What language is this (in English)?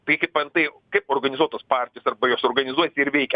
Lithuanian